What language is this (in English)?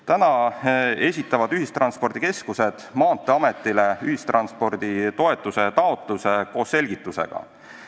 Estonian